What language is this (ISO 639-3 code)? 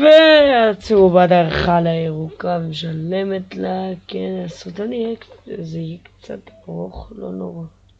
heb